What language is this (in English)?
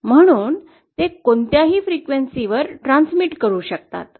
Marathi